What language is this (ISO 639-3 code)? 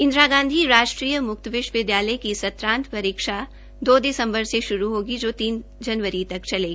hin